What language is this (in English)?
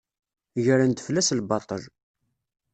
Kabyle